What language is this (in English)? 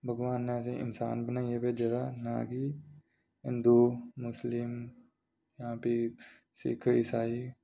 Dogri